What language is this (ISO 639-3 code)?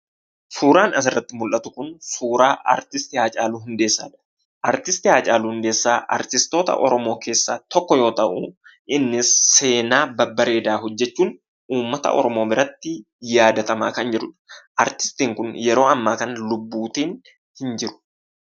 orm